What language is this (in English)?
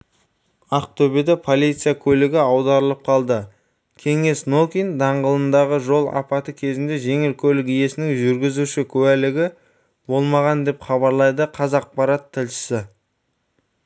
Kazakh